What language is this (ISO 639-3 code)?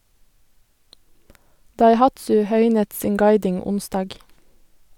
nor